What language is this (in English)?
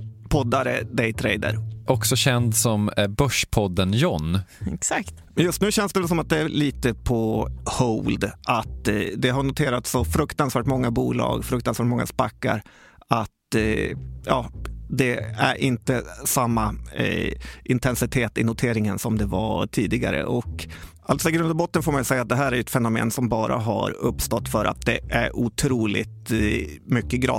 Swedish